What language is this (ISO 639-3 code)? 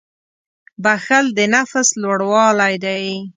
pus